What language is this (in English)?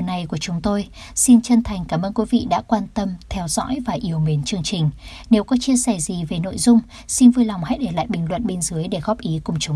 Vietnamese